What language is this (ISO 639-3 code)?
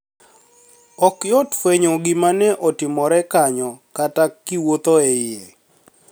luo